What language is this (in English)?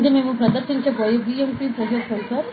Telugu